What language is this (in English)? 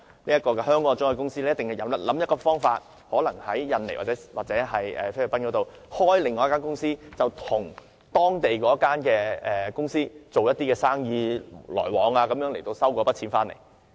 Cantonese